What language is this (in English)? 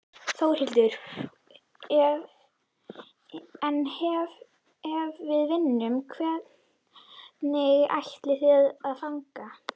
Icelandic